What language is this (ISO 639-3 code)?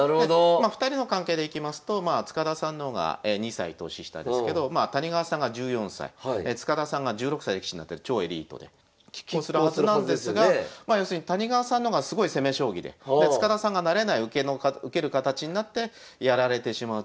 jpn